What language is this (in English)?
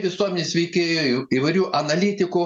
Lithuanian